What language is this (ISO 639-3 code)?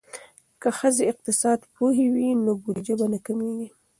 pus